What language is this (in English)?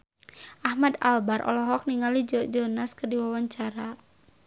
Sundanese